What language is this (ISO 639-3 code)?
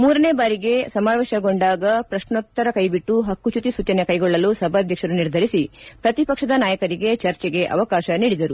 kan